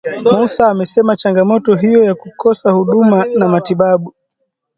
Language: Swahili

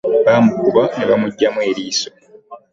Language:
Ganda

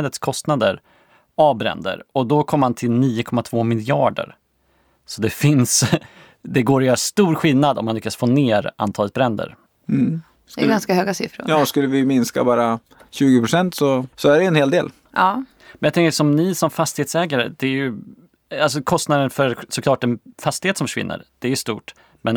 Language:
Swedish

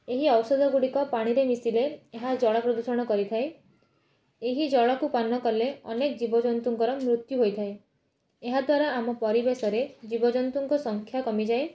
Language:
Odia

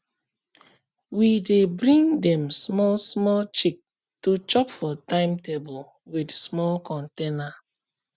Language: Nigerian Pidgin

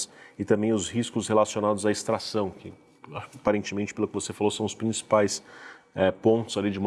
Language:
Portuguese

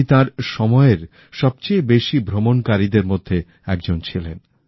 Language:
Bangla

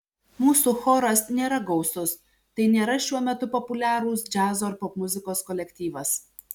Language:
Lithuanian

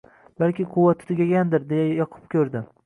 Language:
Uzbek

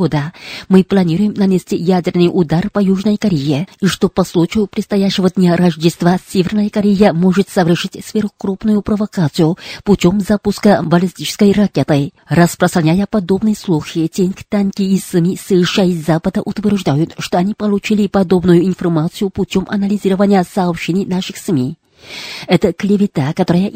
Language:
Russian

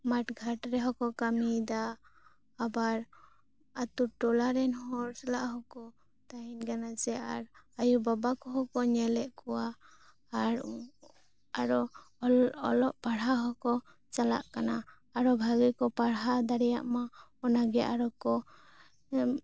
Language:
Santali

